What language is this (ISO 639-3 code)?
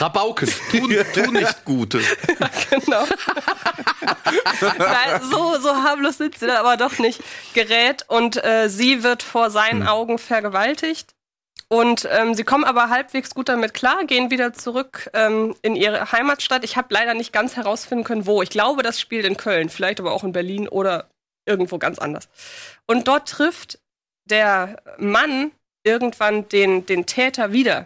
deu